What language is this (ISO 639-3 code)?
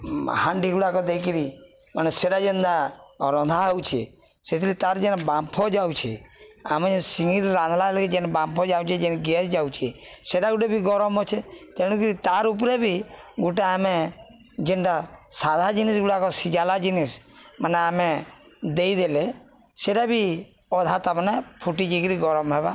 ori